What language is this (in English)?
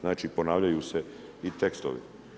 Croatian